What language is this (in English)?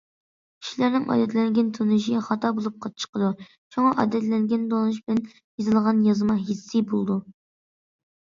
Uyghur